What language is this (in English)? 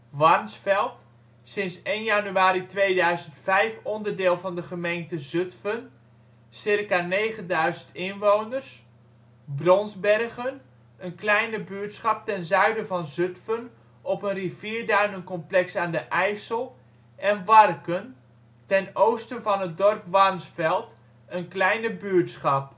Dutch